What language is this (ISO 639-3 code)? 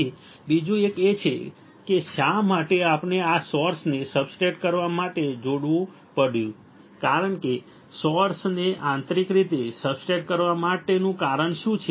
guj